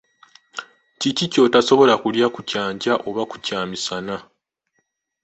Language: Ganda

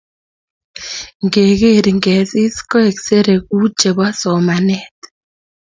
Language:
Kalenjin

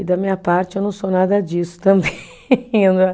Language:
Portuguese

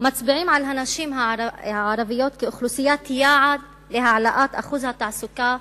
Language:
Hebrew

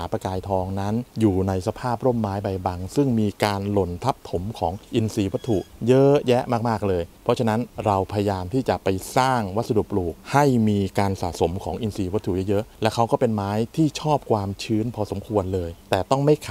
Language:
Thai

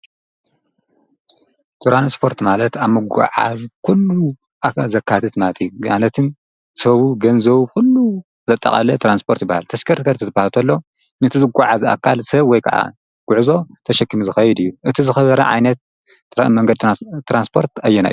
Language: Tigrinya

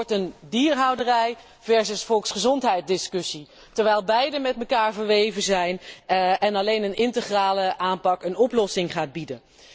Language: Dutch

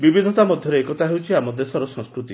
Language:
Odia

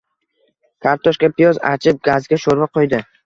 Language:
Uzbek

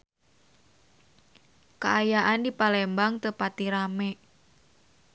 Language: Sundanese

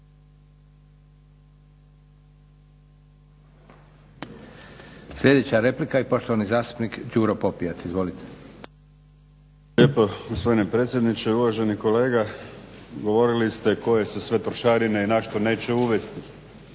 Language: Croatian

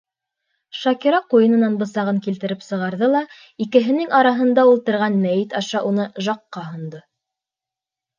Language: Bashkir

